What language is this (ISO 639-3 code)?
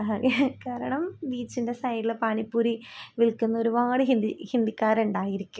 mal